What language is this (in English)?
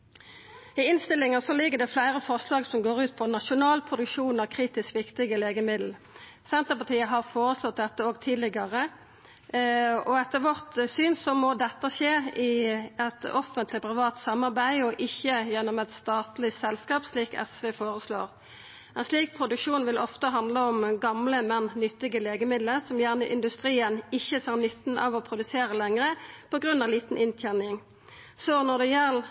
Norwegian Nynorsk